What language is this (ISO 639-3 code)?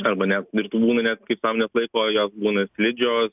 lit